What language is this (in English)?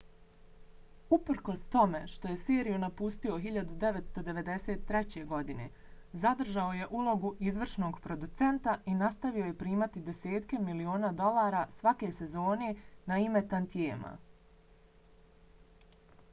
Bosnian